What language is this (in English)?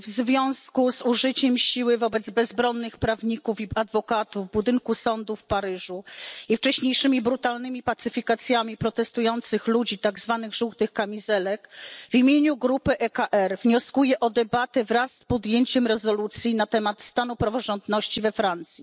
Polish